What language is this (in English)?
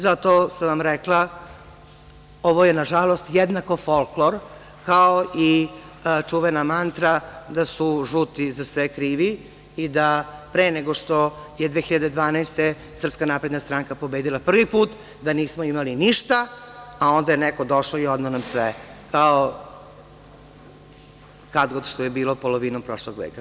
Serbian